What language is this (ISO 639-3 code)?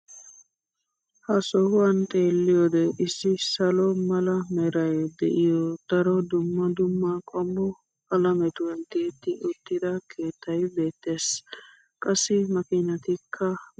wal